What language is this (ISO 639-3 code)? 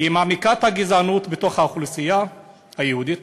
heb